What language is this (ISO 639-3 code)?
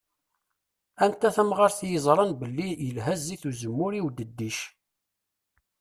kab